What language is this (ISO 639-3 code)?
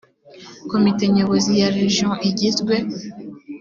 kin